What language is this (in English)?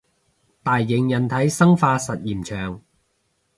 Cantonese